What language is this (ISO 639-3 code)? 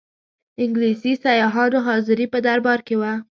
pus